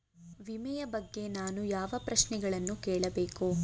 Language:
Kannada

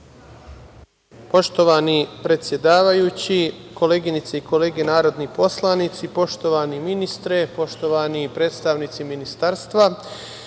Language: Serbian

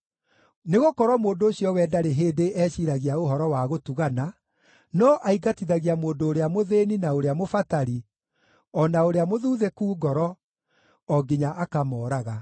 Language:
Kikuyu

